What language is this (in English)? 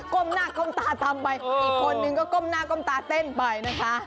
Thai